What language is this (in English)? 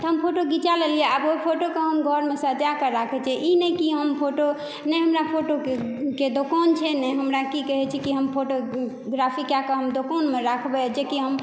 Maithili